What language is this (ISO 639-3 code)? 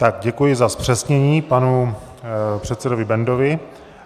ces